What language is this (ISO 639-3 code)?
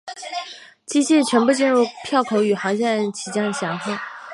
zho